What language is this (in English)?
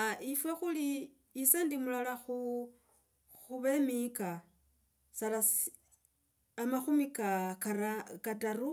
Logooli